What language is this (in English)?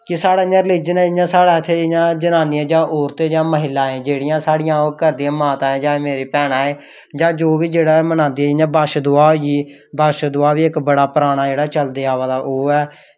Dogri